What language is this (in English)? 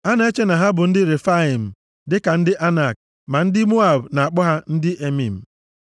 Igbo